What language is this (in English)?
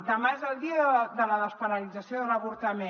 Catalan